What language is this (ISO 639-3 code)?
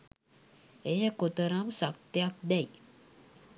sin